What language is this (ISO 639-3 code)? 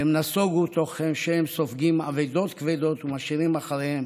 heb